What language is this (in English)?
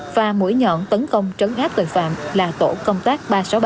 Vietnamese